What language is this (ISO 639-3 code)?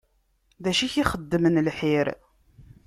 kab